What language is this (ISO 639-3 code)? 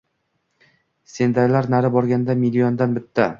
uzb